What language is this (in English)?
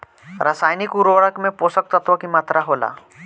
Bhojpuri